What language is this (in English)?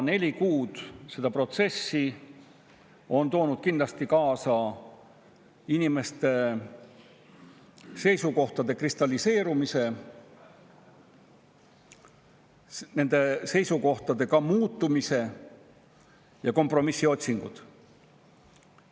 Estonian